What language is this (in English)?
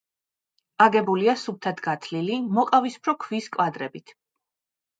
Georgian